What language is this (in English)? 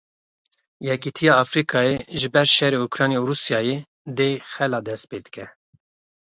Kurdish